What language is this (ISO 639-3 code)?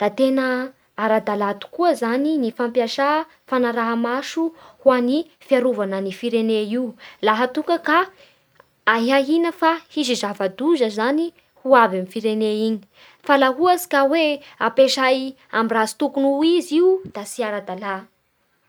bhr